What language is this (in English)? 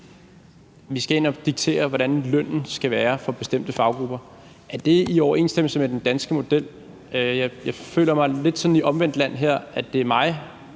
Danish